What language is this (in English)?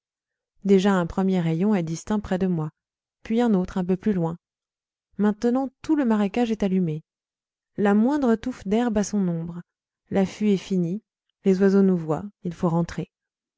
French